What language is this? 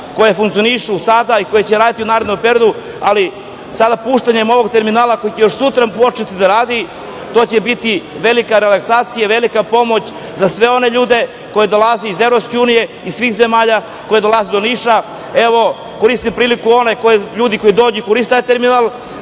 Serbian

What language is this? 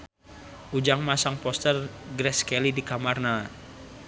Sundanese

